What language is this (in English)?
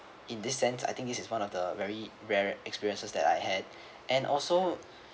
English